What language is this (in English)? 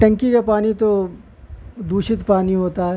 Urdu